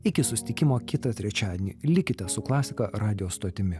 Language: Lithuanian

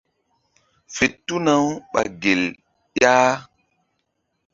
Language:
Mbum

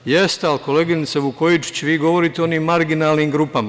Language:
Serbian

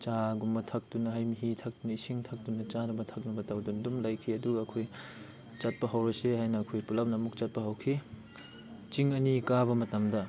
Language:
Manipuri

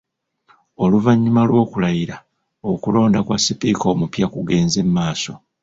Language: Ganda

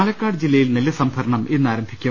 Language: Malayalam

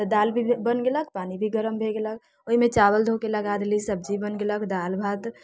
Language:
Maithili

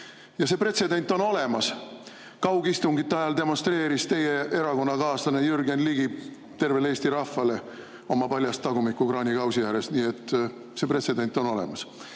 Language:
Estonian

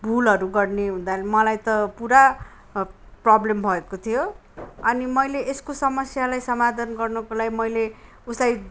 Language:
Nepali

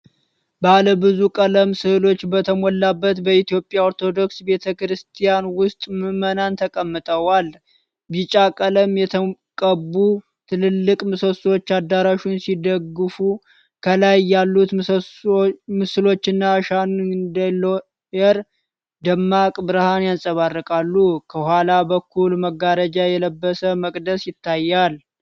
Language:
Amharic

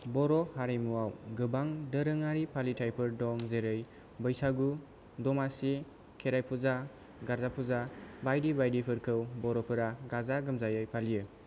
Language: Bodo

